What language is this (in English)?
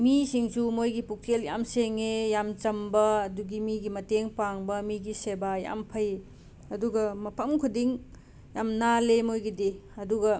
Manipuri